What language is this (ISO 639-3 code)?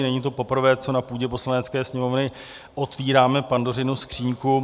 ces